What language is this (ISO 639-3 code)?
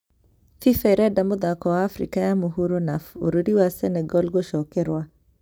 kik